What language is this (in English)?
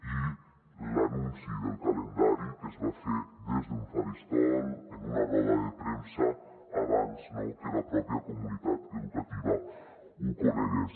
Catalan